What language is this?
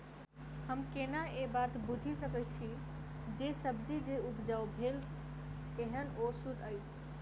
Maithili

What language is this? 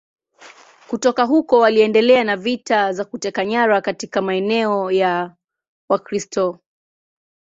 Swahili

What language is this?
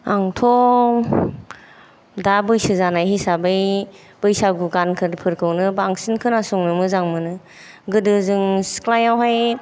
Bodo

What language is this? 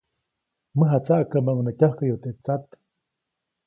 Copainalá Zoque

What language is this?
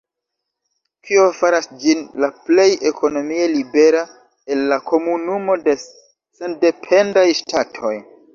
Esperanto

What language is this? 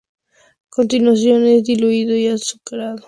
Spanish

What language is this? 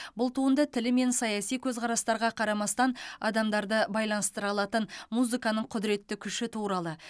Kazakh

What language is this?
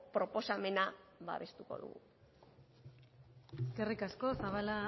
Basque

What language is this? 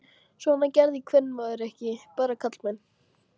Icelandic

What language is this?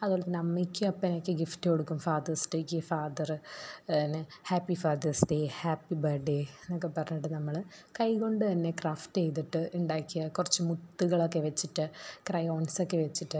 Malayalam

